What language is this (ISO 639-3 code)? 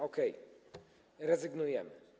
pol